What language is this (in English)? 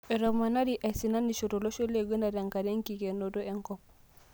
Masai